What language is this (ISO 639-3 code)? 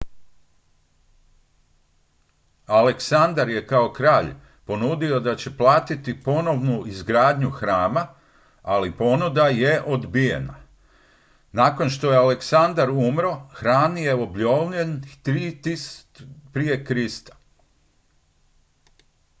hrv